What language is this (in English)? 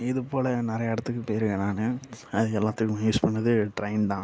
Tamil